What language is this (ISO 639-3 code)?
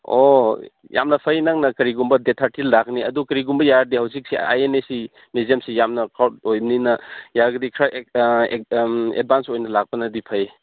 mni